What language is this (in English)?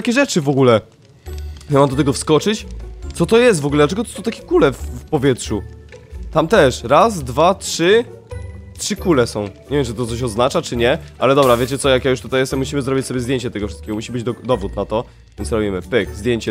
Polish